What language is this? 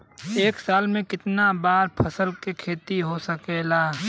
Bhojpuri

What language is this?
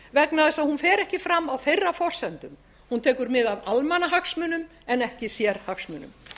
Icelandic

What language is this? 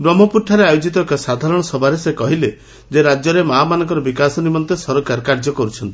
Odia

